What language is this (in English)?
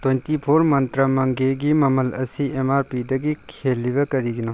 Manipuri